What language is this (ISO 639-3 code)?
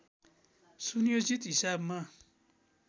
nep